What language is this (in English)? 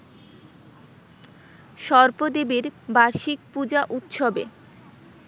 Bangla